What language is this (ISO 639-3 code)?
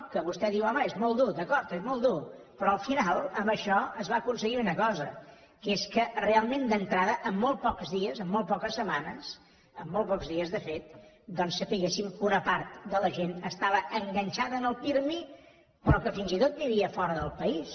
cat